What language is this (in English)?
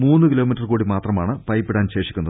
Malayalam